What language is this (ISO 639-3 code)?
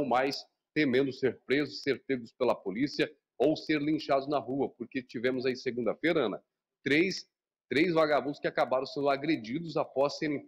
por